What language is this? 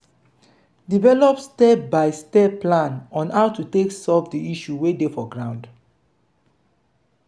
Nigerian Pidgin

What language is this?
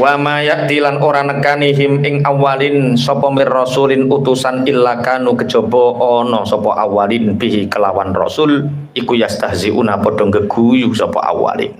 Indonesian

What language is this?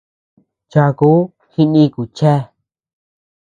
Tepeuxila Cuicatec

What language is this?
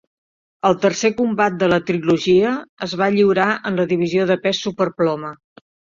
Catalan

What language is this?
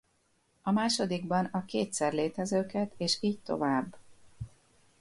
Hungarian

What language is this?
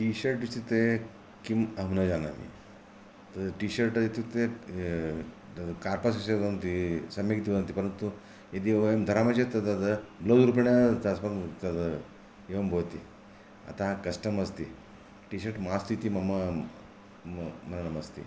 Sanskrit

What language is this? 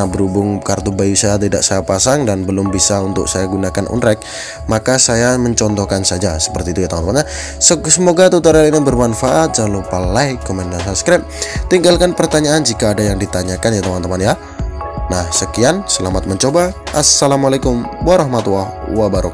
Indonesian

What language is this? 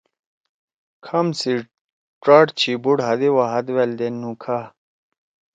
Torwali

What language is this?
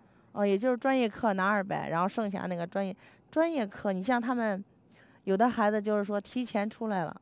Chinese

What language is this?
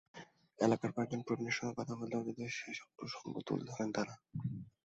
Bangla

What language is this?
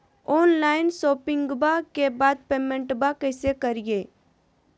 Magahi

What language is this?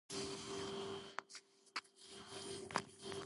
Georgian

